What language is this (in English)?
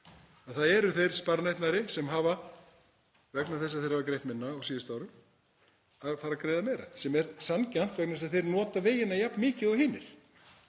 Icelandic